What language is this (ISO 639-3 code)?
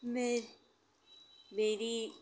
hin